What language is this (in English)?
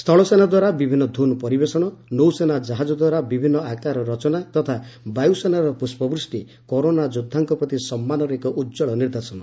Odia